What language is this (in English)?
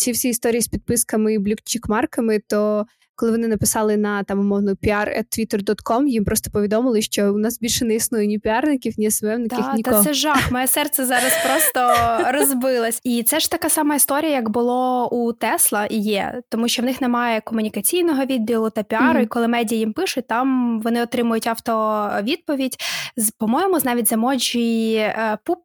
Ukrainian